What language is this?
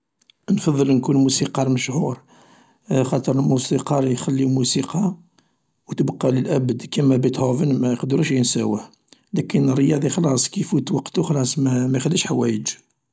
Algerian Arabic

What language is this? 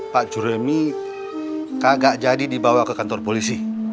Indonesian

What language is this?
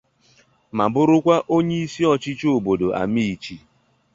Igbo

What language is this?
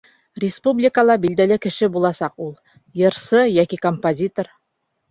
Bashkir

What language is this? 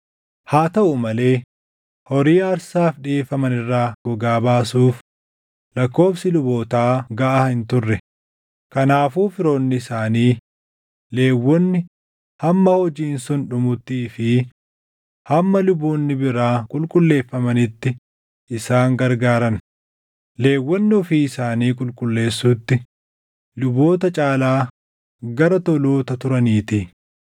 Oromo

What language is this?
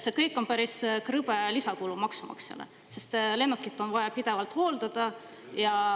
Estonian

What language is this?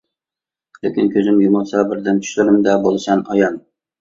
Uyghur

